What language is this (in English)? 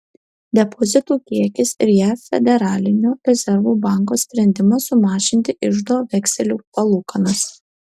Lithuanian